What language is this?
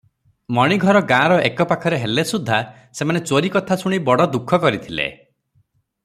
Odia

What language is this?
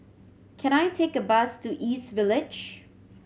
English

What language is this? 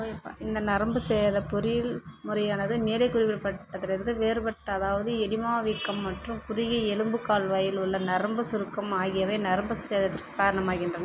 Tamil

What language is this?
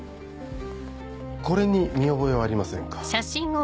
Japanese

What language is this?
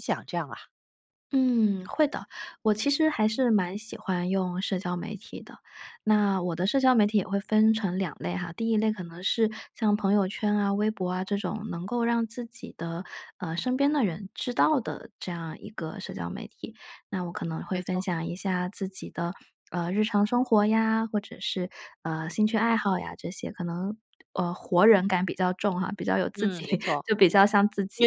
Chinese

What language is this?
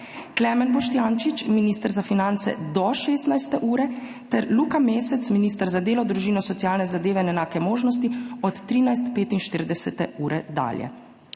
Slovenian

